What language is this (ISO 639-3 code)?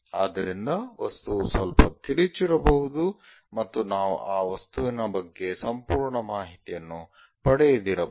kan